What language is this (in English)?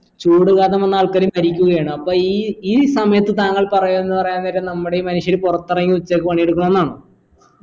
Malayalam